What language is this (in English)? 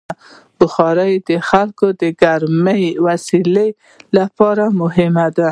Pashto